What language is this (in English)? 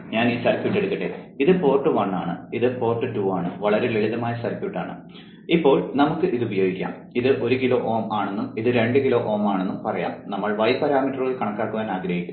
Malayalam